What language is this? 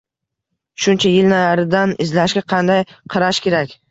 Uzbek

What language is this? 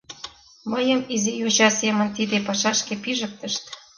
Mari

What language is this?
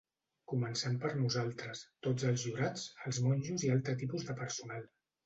Catalan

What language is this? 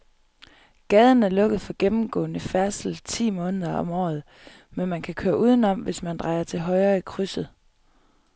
Danish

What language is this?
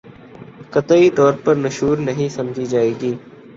Urdu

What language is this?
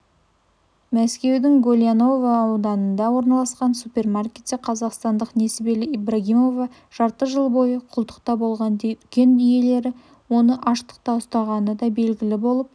Kazakh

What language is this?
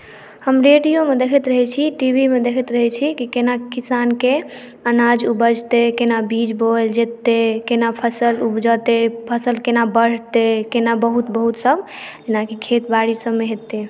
Maithili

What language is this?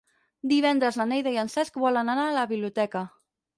Catalan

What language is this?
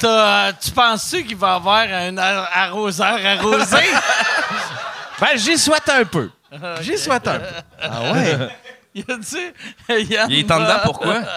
French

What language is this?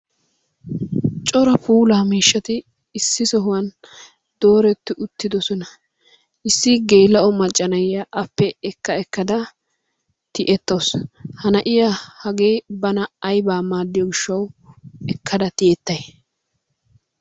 Wolaytta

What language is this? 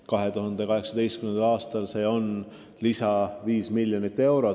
Estonian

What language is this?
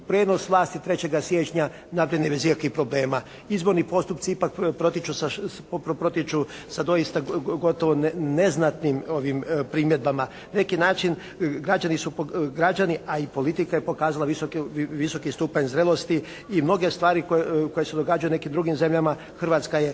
Croatian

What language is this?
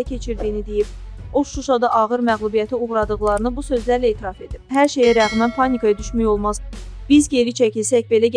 Turkish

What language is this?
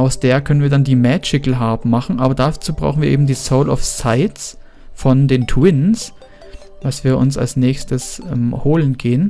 German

